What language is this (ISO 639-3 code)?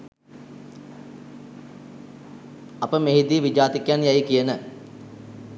sin